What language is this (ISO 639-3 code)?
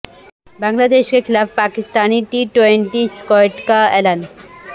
urd